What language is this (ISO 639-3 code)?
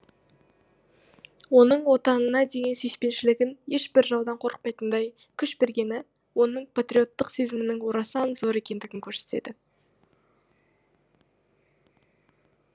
kaz